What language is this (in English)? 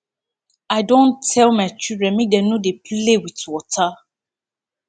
Nigerian Pidgin